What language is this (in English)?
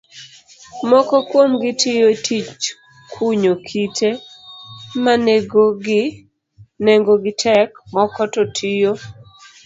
Luo (Kenya and Tanzania)